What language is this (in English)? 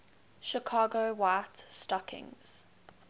English